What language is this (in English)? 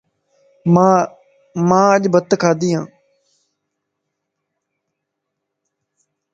Lasi